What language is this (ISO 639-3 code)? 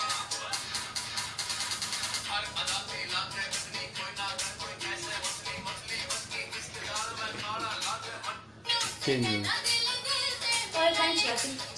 spa